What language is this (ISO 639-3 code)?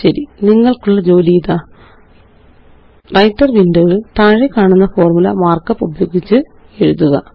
mal